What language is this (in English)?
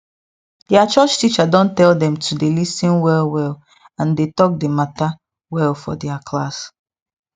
Nigerian Pidgin